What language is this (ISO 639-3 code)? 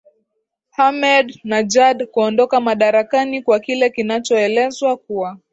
swa